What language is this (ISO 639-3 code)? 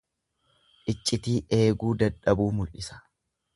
orm